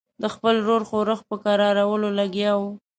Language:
Pashto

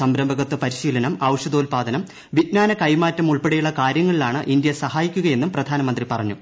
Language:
Malayalam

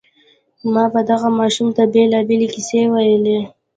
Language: Pashto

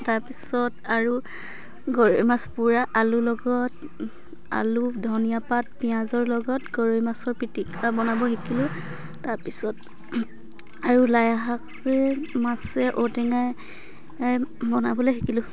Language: Assamese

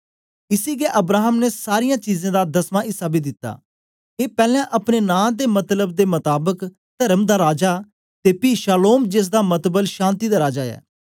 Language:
Dogri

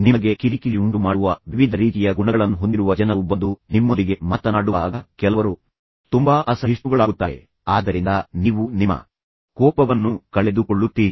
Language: Kannada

